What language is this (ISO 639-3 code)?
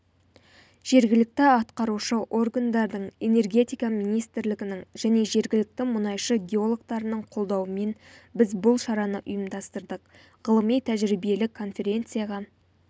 kaz